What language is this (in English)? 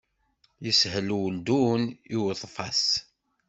Kabyle